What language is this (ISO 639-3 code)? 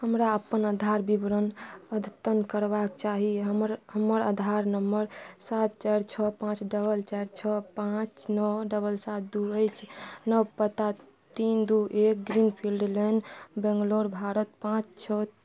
mai